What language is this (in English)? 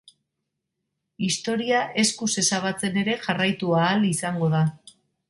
Basque